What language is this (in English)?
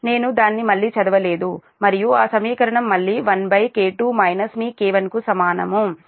Telugu